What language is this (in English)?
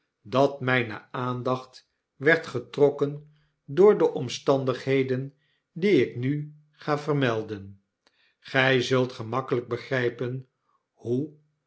Dutch